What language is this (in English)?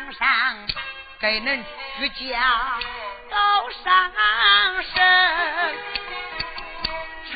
Chinese